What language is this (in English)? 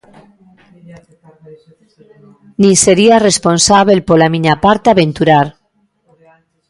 Galician